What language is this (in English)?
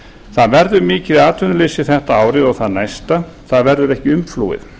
Icelandic